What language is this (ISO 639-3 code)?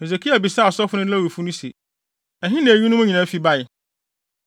aka